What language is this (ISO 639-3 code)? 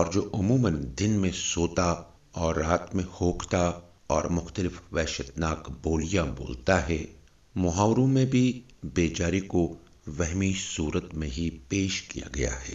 urd